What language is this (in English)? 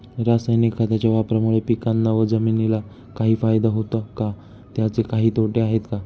Marathi